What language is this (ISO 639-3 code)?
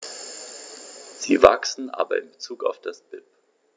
deu